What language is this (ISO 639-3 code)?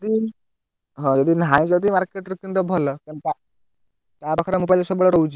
ori